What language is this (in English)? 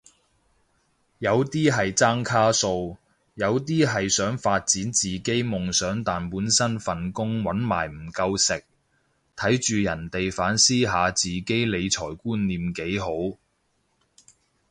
Cantonese